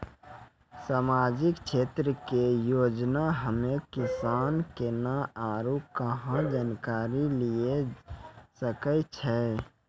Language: Maithili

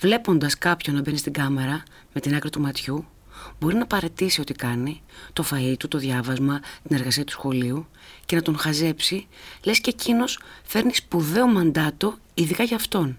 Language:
Greek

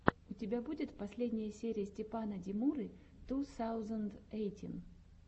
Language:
Russian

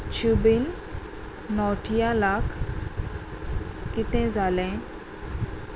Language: Konkani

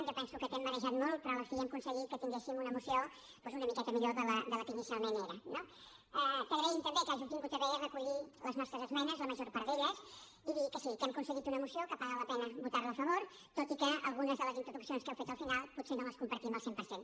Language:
Catalan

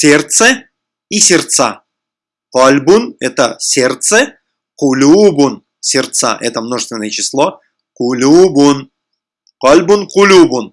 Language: Russian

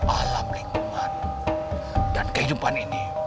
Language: Indonesian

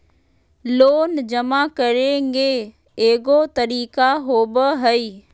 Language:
Magahi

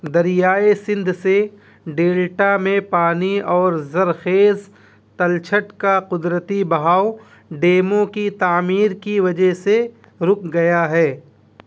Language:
Urdu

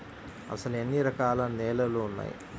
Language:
Telugu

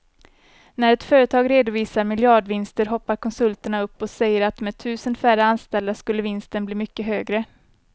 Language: Swedish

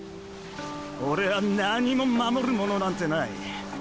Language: Japanese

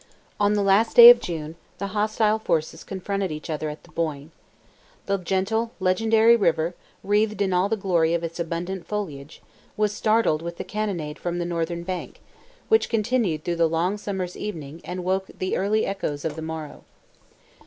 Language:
English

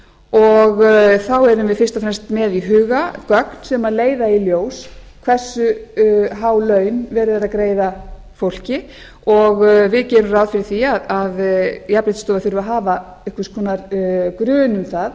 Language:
Icelandic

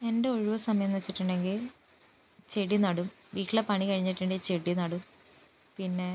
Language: Malayalam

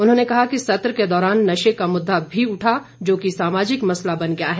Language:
Hindi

